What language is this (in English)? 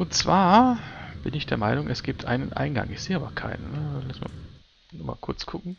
German